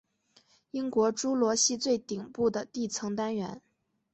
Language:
Chinese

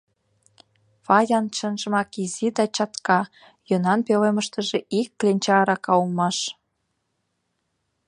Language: Mari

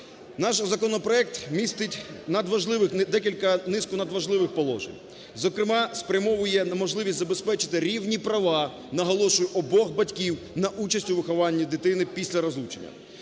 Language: Ukrainian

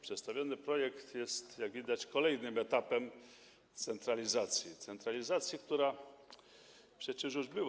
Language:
Polish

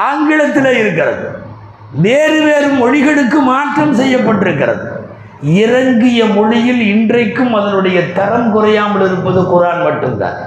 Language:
Tamil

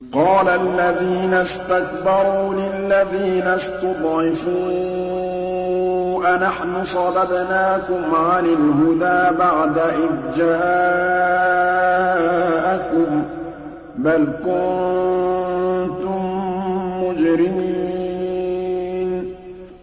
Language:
Arabic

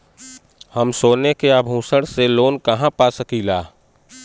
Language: Bhojpuri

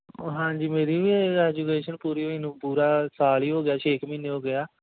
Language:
Punjabi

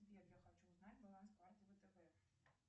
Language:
Russian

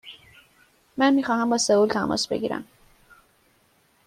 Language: Persian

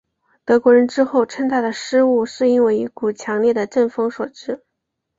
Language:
Chinese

